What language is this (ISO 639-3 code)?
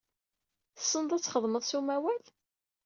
kab